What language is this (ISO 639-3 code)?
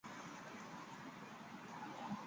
zho